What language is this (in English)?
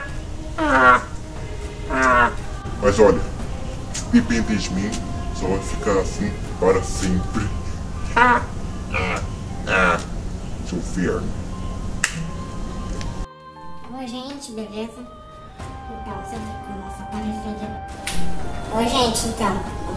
Portuguese